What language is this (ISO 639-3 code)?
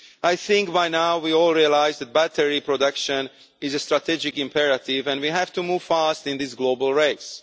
eng